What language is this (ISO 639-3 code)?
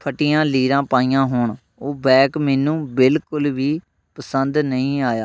pan